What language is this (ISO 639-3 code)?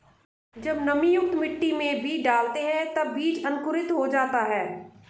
hin